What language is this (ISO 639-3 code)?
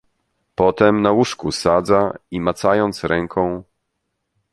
pol